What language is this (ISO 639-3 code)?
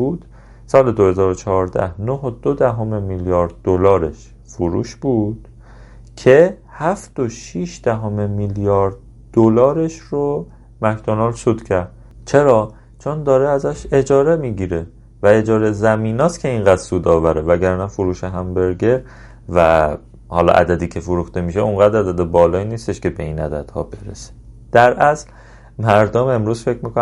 fas